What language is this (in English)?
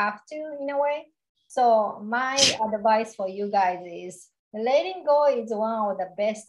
English